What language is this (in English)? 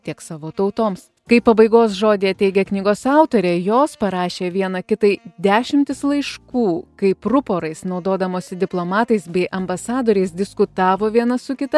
Lithuanian